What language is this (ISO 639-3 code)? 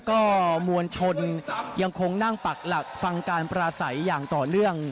tha